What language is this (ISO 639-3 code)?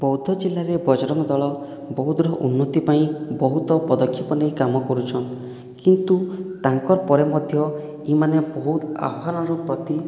ori